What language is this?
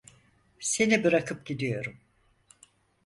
Turkish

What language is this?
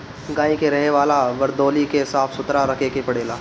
Bhojpuri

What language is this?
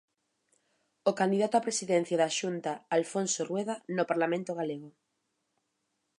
Galician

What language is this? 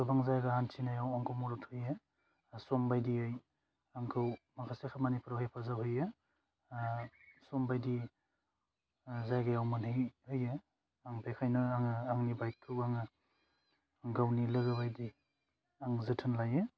Bodo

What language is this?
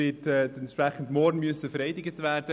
Swiss German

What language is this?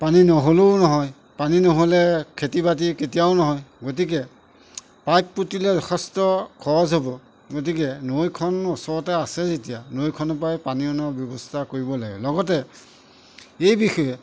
Assamese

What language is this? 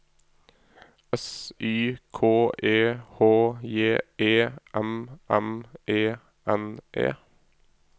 Norwegian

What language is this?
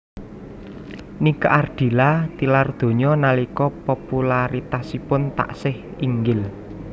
Javanese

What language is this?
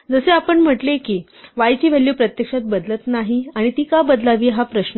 Marathi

